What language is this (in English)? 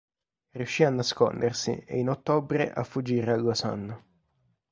Italian